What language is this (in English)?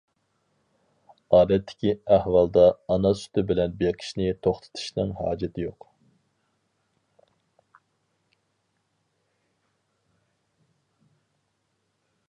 Uyghur